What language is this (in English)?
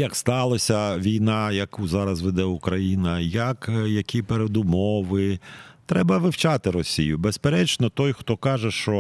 Ukrainian